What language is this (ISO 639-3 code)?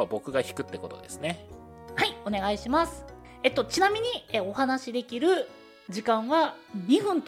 jpn